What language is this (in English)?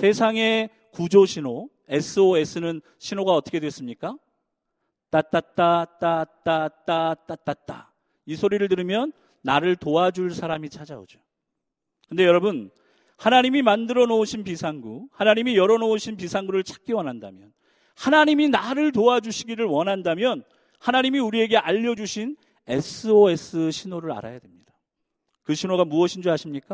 Korean